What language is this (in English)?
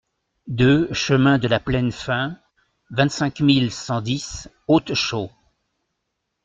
French